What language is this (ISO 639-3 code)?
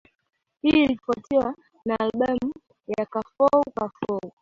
swa